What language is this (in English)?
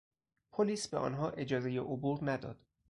Persian